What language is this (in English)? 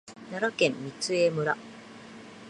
Japanese